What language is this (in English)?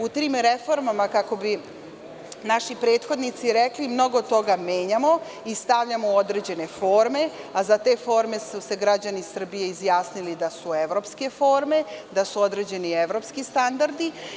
Serbian